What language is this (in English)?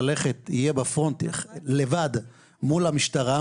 Hebrew